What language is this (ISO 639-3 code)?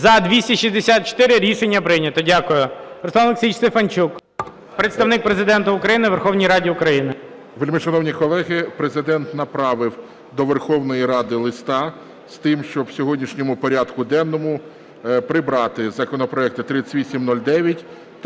ukr